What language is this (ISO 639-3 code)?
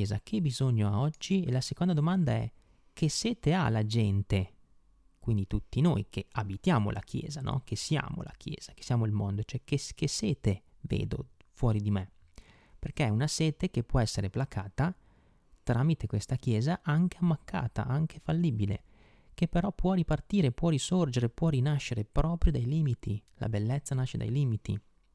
ita